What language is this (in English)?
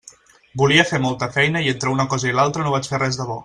Catalan